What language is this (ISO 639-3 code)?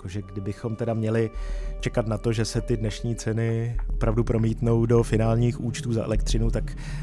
ces